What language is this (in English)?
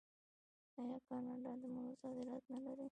Pashto